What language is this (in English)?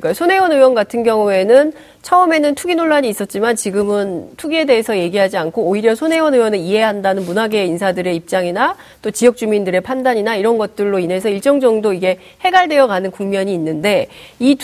Korean